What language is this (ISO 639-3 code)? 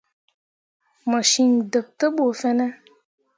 mua